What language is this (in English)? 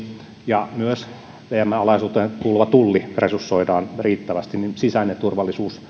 Finnish